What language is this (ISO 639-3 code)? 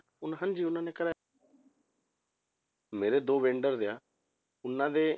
pan